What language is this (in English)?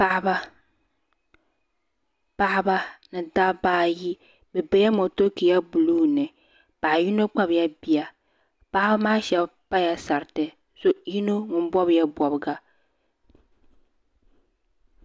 Dagbani